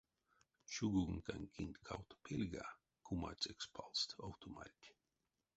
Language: Erzya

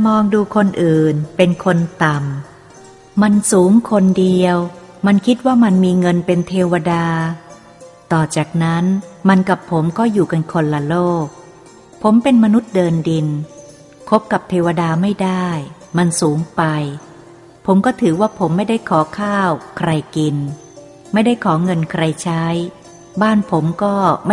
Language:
Thai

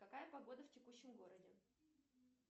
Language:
Russian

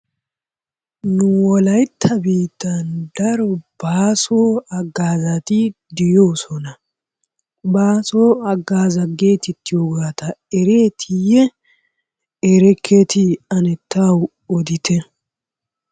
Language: Wolaytta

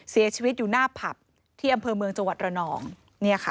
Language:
Thai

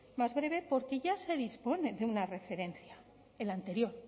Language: Spanish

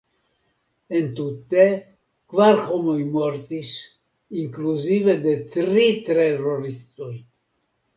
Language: Esperanto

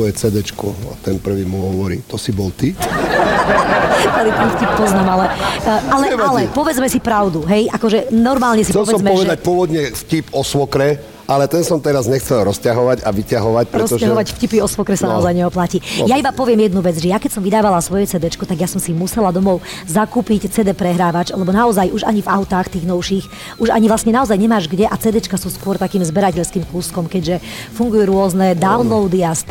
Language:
Slovak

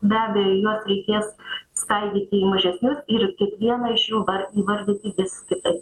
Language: Lithuanian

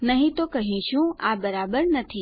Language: Gujarati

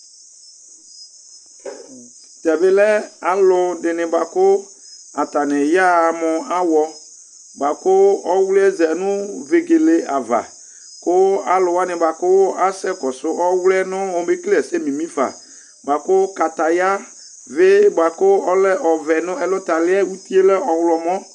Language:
Ikposo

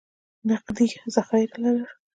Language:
Pashto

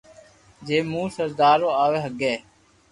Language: Loarki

